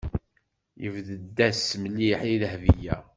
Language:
Kabyle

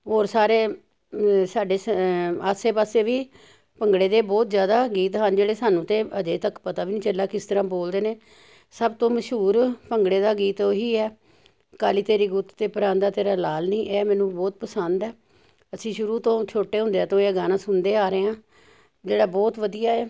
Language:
Punjabi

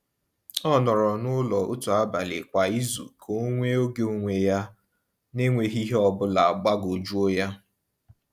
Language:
Igbo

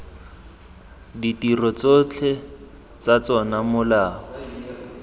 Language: Tswana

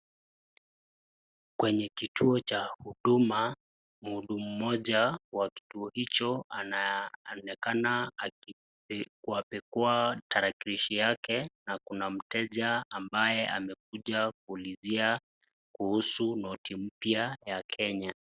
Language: Swahili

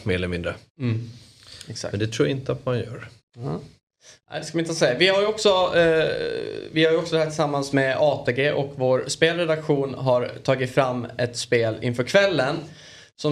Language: Swedish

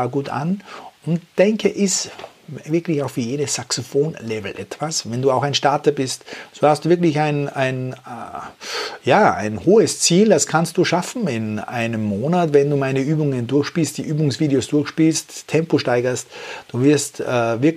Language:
German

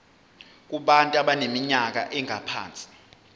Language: Zulu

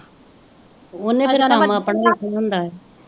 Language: Punjabi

